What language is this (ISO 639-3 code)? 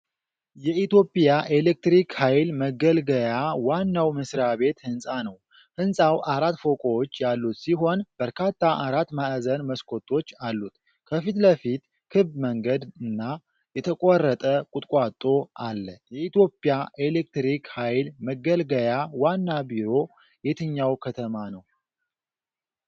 amh